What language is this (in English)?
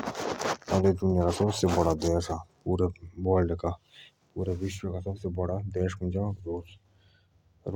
Jaunsari